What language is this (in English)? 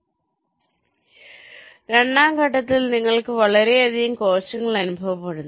Malayalam